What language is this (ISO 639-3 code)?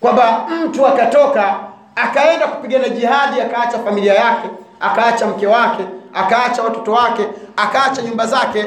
swa